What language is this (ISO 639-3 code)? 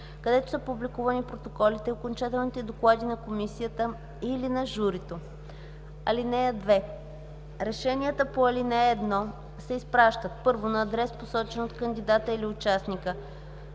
bul